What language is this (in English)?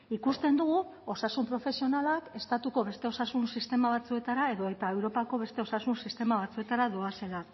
Basque